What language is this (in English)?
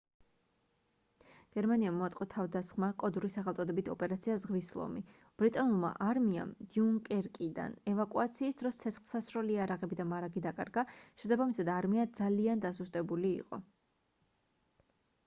Georgian